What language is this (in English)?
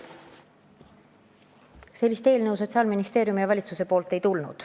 Estonian